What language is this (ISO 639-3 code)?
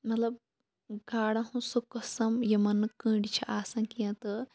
kas